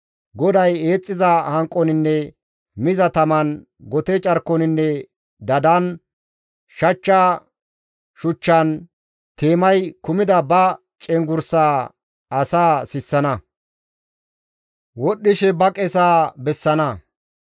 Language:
Gamo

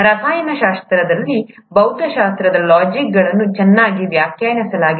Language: Kannada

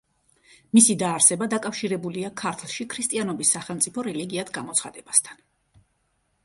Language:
Georgian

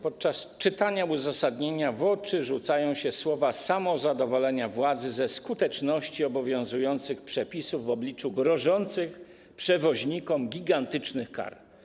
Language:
Polish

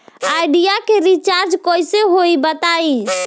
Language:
Bhojpuri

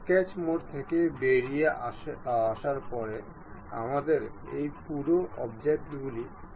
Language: Bangla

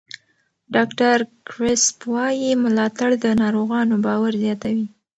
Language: Pashto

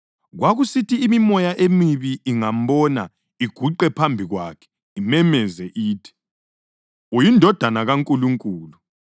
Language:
North Ndebele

